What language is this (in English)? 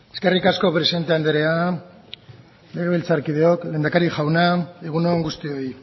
Basque